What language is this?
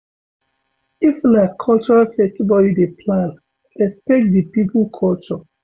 Nigerian Pidgin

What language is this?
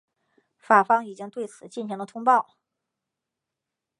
Chinese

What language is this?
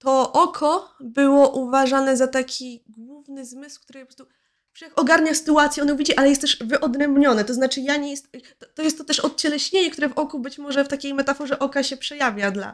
Polish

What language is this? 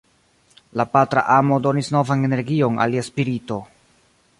Esperanto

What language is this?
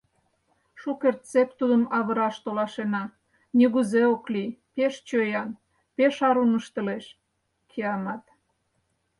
Mari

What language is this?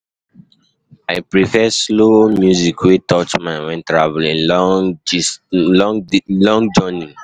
Nigerian Pidgin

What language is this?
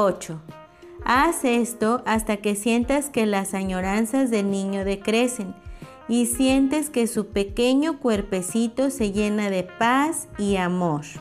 Spanish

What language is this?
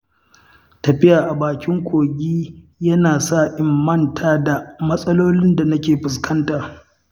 Hausa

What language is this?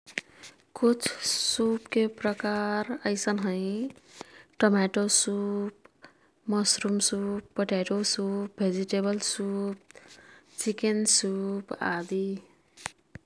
Kathoriya Tharu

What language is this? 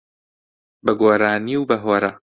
Central Kurdish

